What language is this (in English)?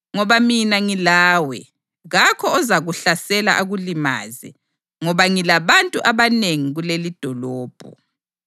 North Ndebele